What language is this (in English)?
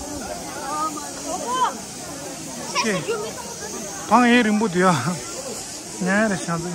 Korean